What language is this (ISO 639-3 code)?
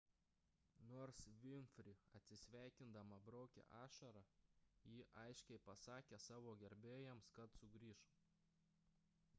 lit